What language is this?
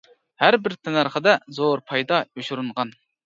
Uyghur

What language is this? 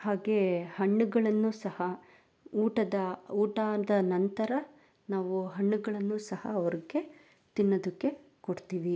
Kannada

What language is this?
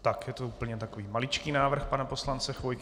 Czech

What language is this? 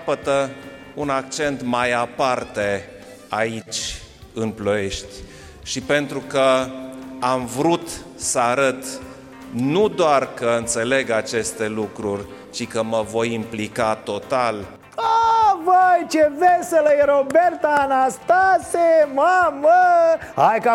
Romanian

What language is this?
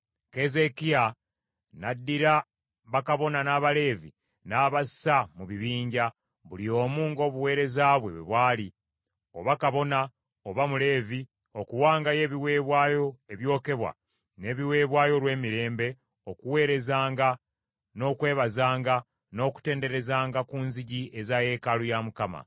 Ganda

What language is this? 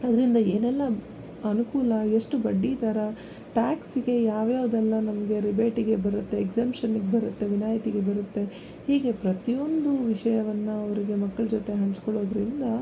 Kannada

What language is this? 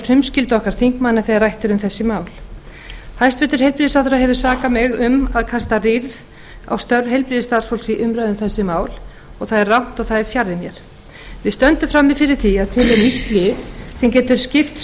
Icelandic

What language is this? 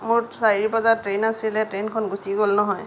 Assamese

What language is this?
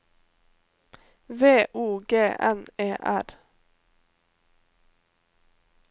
Norwegian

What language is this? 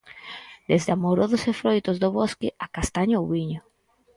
Galician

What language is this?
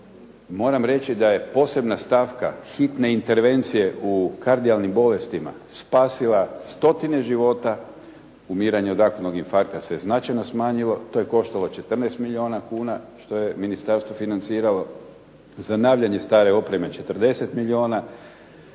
Croatian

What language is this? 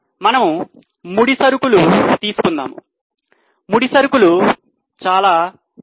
Telugu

